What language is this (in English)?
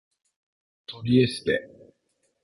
Japanese